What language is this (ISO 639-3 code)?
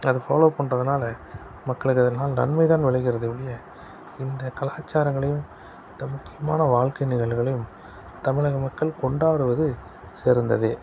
tam